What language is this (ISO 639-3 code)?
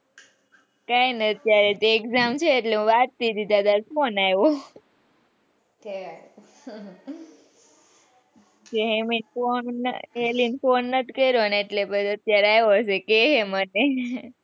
guj